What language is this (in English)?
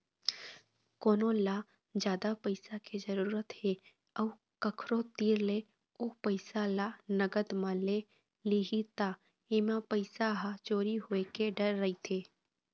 Chhattisgarhi